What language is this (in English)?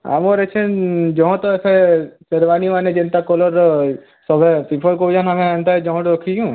Odia